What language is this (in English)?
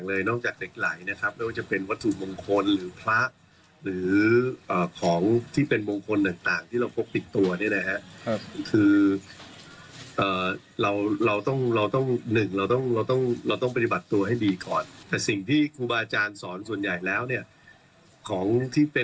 Thai